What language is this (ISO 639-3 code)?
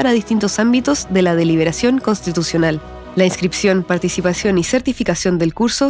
spa